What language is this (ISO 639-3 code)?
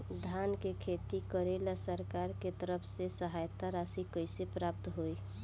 bho